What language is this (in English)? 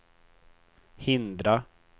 Swedish